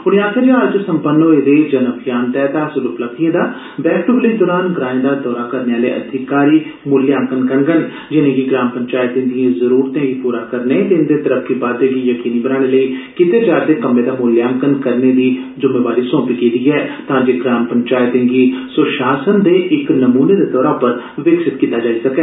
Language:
Dogri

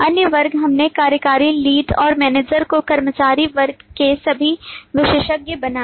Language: Hindi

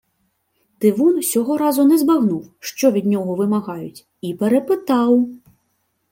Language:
Ukrainian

